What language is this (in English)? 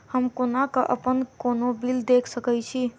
Maithili